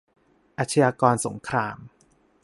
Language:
Thai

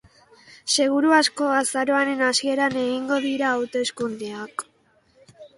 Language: Basque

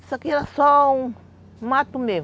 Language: Portuguese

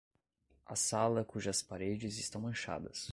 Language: Portuguese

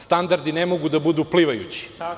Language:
Serbian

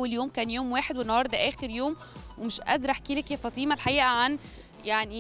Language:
Arabic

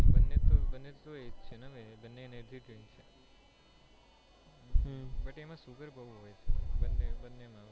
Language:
Gujarati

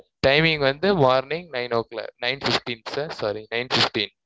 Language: Tamil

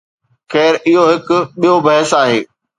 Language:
Sindhi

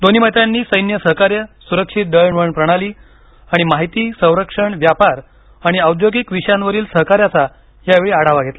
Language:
Marathi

